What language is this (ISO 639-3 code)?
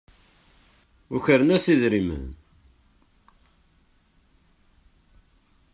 kab